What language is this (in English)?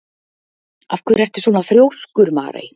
Icelandic